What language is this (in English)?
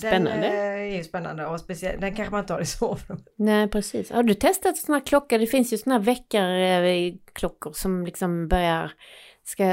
Swedish